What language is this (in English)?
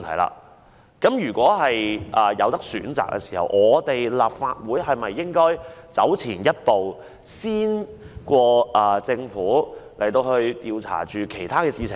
Cantonese